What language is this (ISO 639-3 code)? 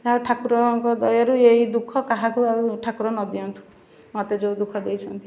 ori